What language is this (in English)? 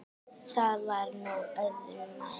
Icelandic